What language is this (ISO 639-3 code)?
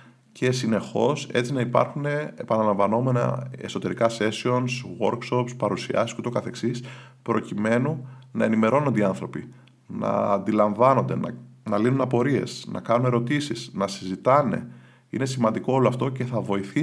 ell